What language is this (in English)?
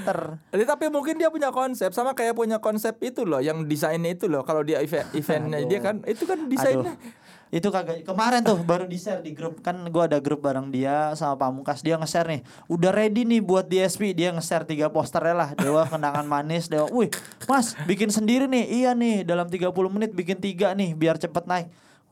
Indonesian